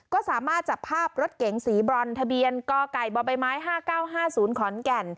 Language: Thai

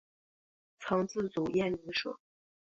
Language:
Chinese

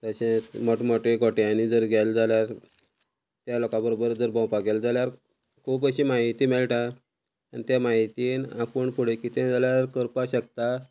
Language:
Konkani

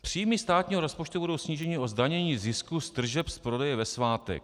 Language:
Czech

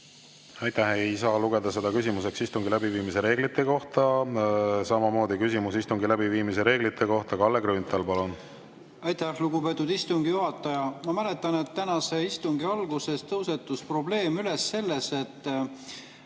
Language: Estonian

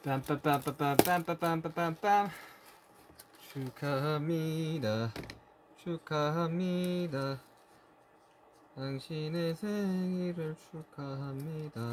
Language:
Korean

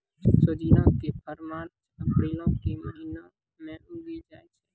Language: Maithili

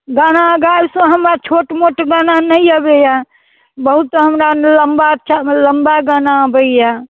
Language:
Maithili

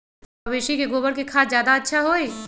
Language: Magahi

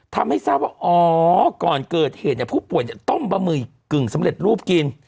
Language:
Thai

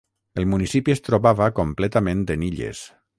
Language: Catalan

